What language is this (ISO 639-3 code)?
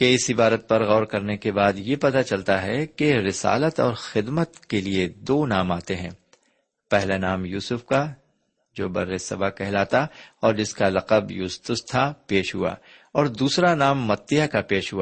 urd